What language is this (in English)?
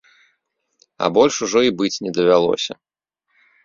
Belarusian